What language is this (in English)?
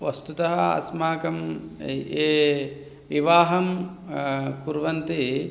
Sanskrit